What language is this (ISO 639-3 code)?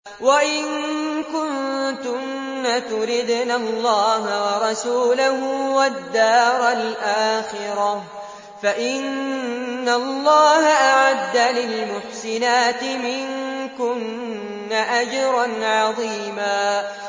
ara